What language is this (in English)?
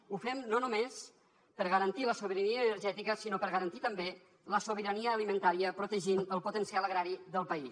Catalan